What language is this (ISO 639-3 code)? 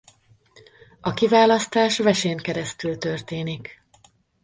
hun